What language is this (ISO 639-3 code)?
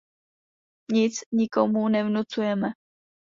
ces